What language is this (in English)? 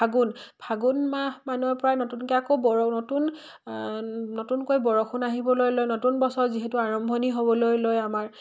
Assamese